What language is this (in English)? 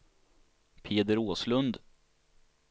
Swedish